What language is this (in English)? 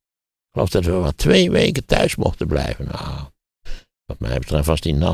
Dutch